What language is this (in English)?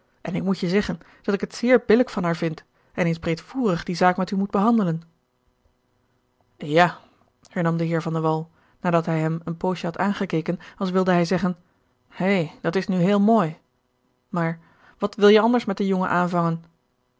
Dutch